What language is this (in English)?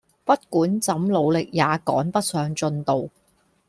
Cantonese